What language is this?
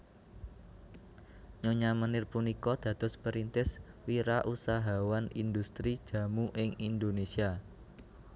Javanese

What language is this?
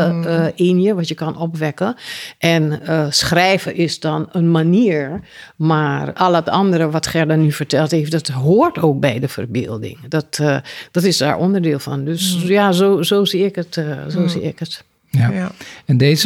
Dutch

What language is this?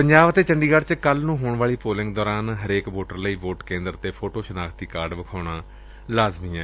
Punjabi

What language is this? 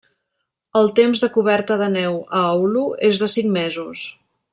Catalan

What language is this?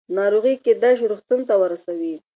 Pashto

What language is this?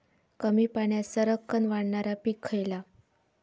Marathi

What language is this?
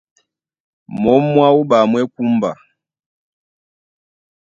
Duala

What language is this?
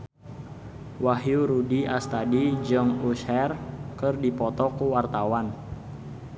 Sundanese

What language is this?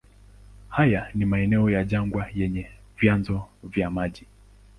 Swahili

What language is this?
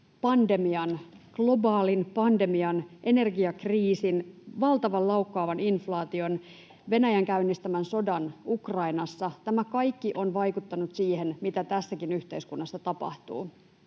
Finnish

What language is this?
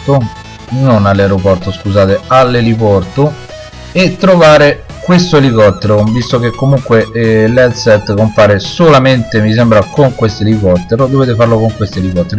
Italian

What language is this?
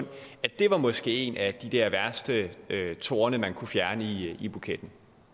Danish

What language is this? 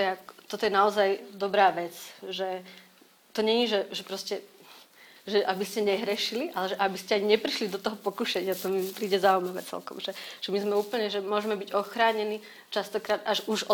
Slovak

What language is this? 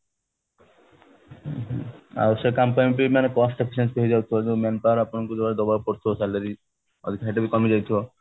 Odia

